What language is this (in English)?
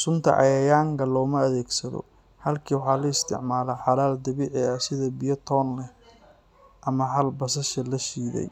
Somali